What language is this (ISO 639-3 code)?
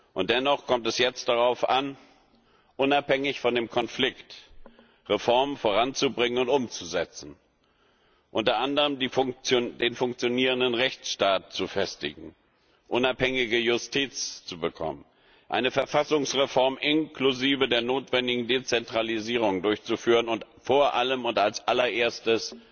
deu